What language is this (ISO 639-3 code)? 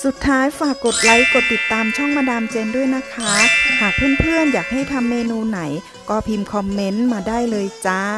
tha